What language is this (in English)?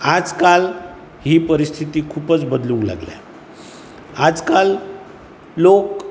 Konkani